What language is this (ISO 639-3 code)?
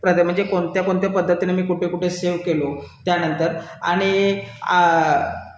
mar